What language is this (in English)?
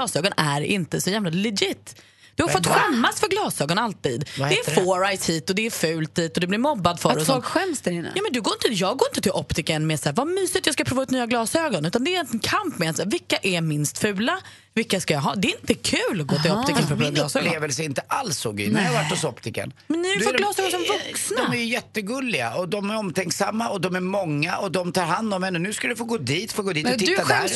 Swedish